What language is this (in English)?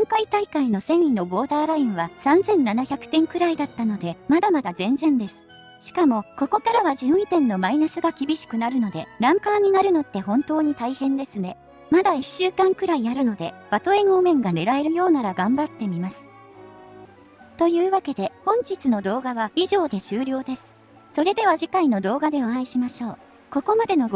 Japanese